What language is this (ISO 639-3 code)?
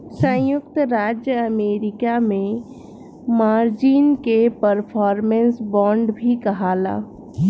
bho